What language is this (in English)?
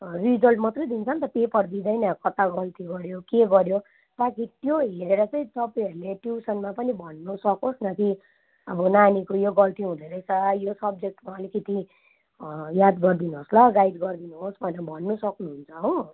Nepali